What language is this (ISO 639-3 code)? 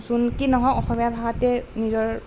asm